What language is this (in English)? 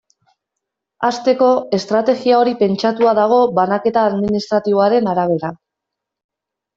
Basque